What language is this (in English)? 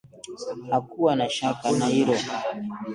Swahili